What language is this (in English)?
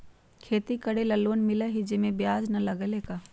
Magahi